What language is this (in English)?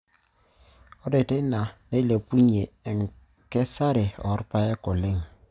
Masai